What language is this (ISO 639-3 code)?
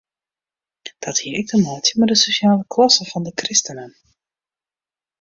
fry